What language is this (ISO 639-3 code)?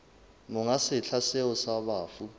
sot